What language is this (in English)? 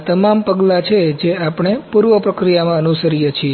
Gujarati